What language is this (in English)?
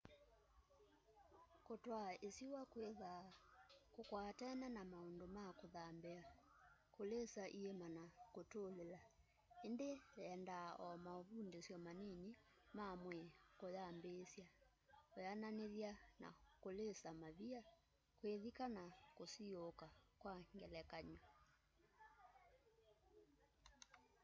Kamba